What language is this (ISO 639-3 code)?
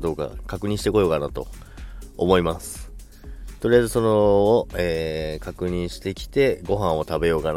jpn